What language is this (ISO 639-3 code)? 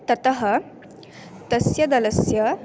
san